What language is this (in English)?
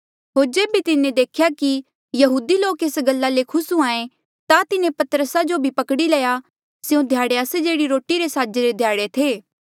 Mandeali